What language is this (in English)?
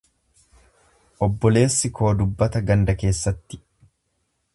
Oromo